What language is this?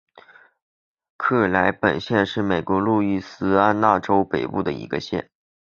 Chinese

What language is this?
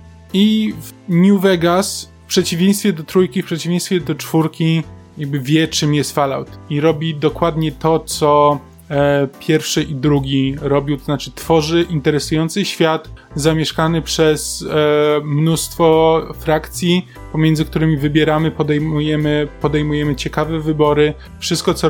Polish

